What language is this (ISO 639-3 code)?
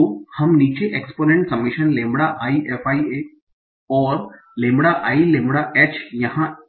hin